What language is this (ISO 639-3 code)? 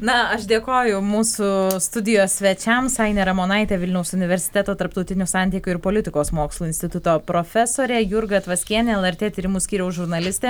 lit